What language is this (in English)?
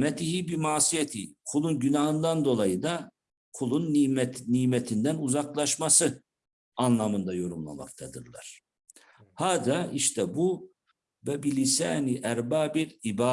Turkish